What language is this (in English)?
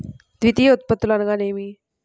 Telugu